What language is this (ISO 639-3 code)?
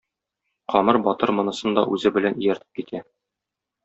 tat